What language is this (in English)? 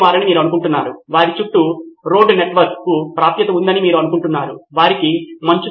Telugu